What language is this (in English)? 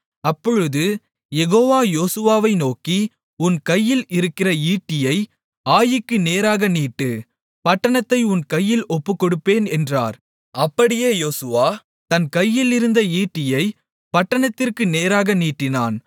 Tamil